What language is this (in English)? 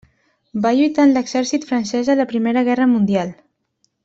Catalan